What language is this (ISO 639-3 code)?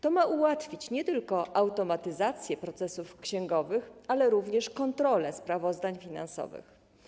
pol